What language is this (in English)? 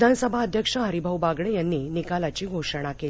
Marathi